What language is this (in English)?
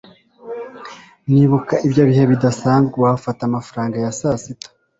Kinyarwanda